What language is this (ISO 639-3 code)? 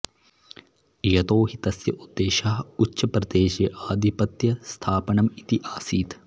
san